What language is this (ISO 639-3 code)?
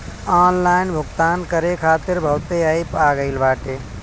bho